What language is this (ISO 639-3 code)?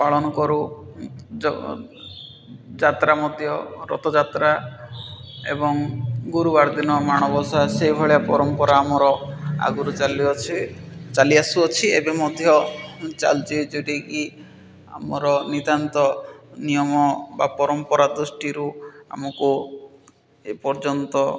ori